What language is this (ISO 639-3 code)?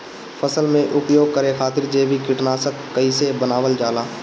bho